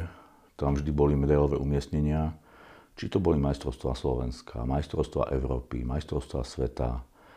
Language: Slovak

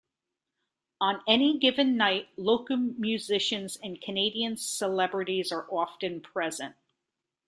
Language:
English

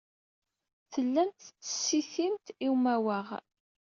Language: Kabyle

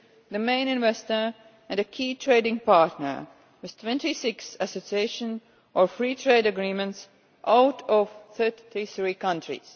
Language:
English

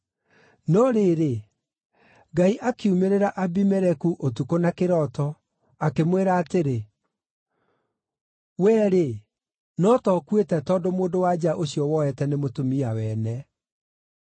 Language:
Kikuyu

